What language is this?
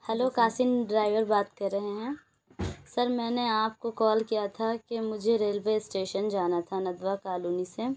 Urdu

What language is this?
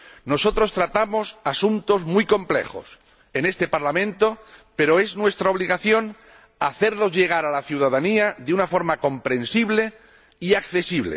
Spanish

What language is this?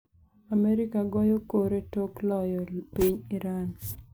Luo (Kenya and Tanzania)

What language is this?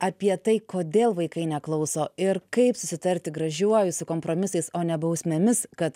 Lithuanian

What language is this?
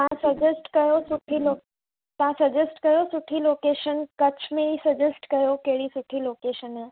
Sindhi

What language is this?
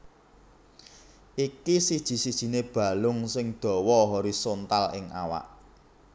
Javanese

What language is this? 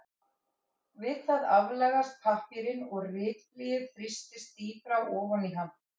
Icelandic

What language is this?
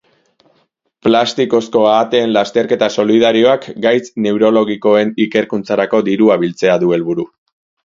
Basque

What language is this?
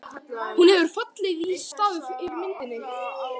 Icelandic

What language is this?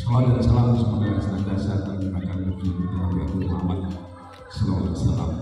Indonesian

